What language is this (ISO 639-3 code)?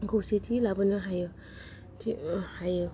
brx